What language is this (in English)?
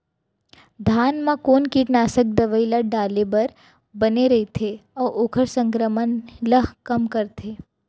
Chhattisgarhi